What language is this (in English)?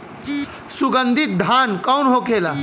Bhojpuri